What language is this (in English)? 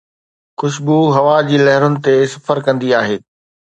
Sindhi